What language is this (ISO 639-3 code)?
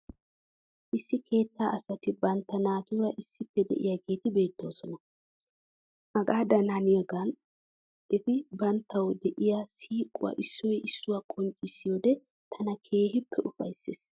wal